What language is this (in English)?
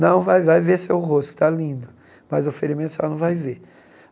Portuguese